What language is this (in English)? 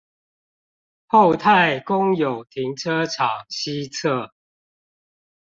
Chinese